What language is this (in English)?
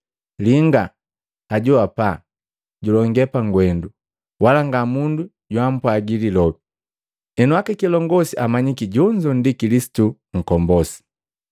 Matengo